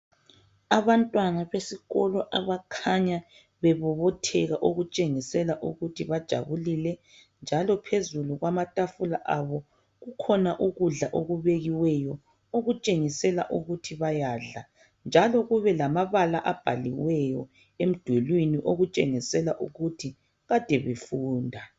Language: North Ndebele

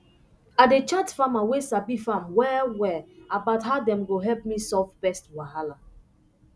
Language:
Nigerian Pidgin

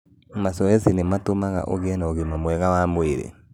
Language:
Kikuyu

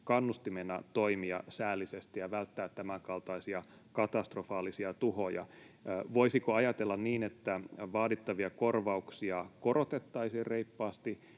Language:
Finnish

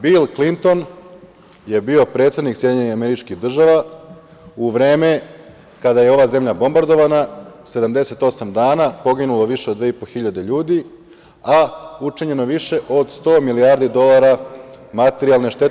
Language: Serbian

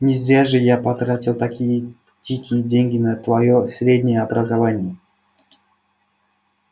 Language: Russian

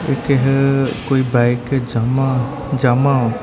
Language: Punjabi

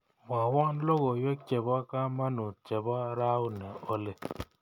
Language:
Kalenjin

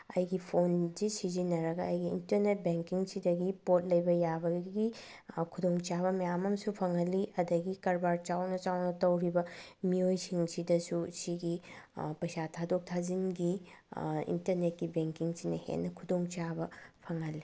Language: Manipuri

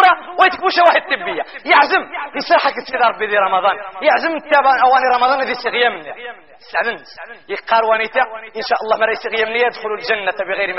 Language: Arabic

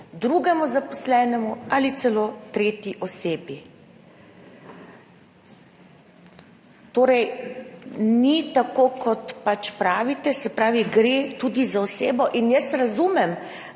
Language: Slovenian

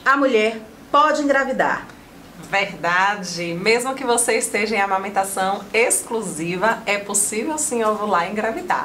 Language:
Portuguese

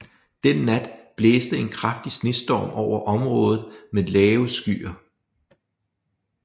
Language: Danish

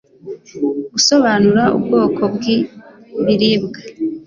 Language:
Kinyarwanda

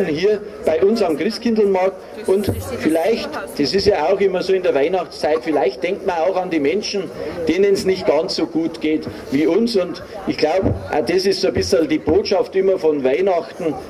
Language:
German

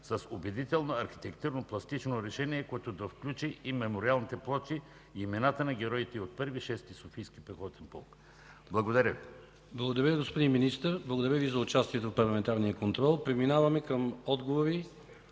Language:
Bulgarian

